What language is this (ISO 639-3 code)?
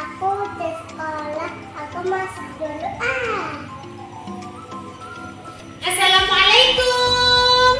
ind